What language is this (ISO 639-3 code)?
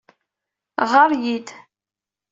kab